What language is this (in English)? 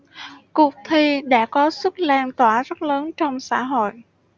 Vietnamese